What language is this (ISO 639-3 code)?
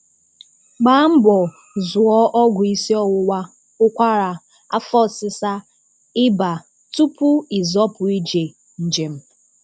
ibo